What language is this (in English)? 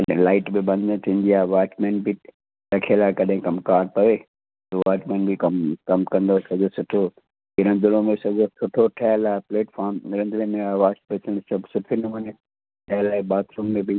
Sindhi